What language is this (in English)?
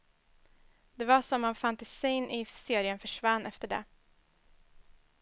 Swedish